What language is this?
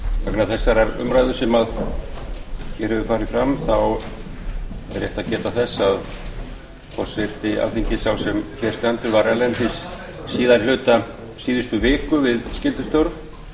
Icelandic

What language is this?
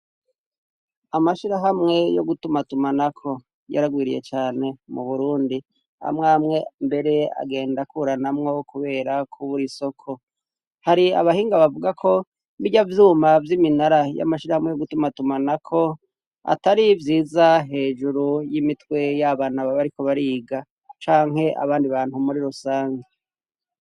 Rundi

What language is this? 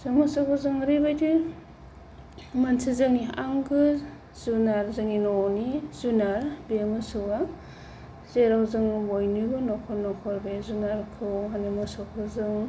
Bodo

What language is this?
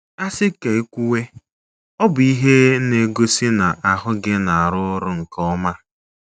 Igbo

